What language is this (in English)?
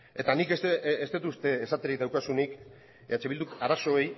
Basque